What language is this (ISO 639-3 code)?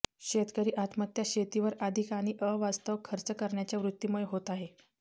mar